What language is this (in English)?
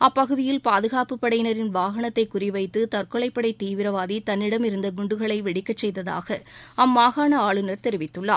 Tamil